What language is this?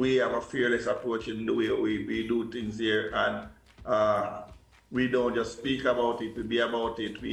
English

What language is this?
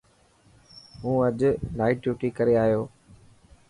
Dhatki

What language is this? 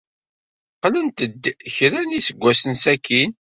Kabyle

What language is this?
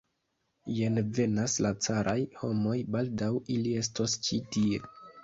Esperanto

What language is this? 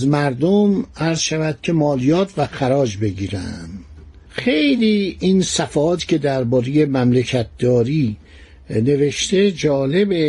Persian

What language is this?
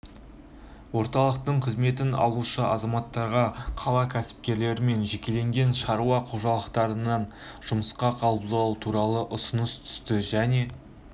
Kazakh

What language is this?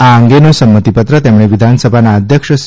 Gujarati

